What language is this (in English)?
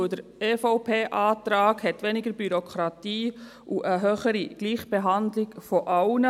Swiss German